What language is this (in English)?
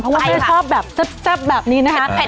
Thai